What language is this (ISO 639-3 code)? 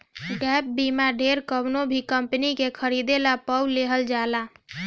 bho